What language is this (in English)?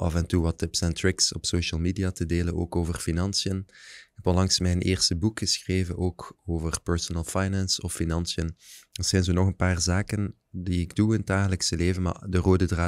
Dutch